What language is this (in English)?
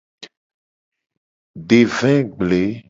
Gen